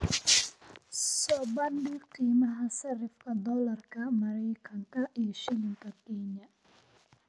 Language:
Somali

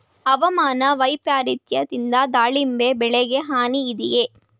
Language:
Kannada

